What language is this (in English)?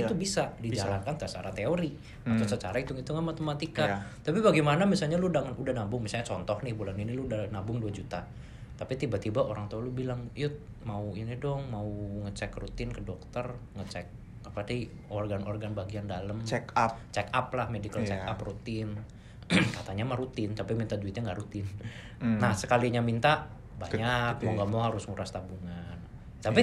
Indonesian